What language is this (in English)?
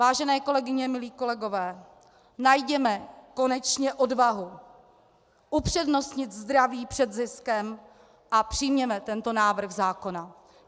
Czech